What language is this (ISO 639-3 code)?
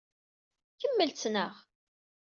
kab